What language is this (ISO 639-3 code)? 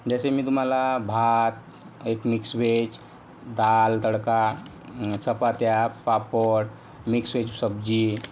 mar